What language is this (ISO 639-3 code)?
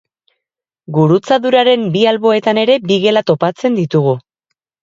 eus